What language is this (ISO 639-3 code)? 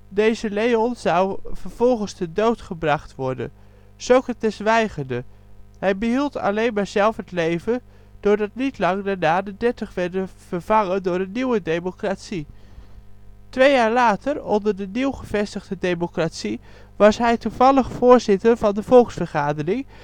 nld